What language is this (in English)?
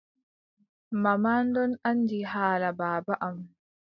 Adamawa Fulfulde